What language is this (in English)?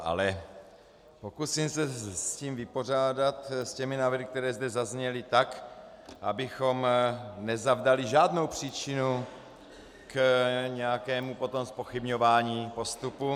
Czech